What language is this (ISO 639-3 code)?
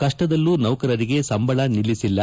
kan